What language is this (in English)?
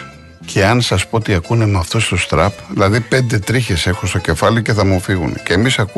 Greek